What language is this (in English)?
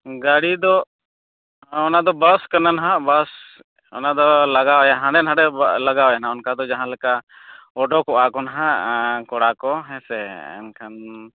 Santali